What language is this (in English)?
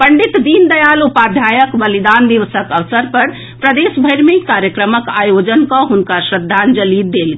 Maithili